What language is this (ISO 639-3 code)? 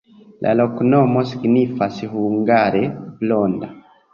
epo